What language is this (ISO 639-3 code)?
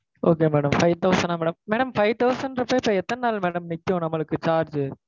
tam